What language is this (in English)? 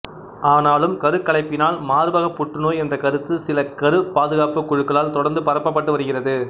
Tamil